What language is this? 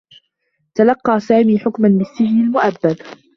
Arabic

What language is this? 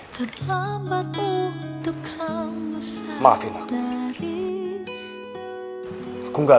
Indonesian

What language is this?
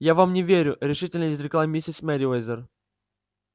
Russian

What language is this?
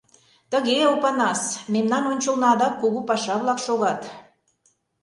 Mari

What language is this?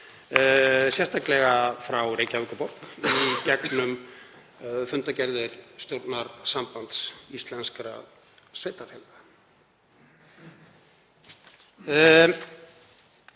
Icelandic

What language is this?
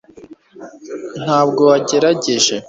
Kinyarwanda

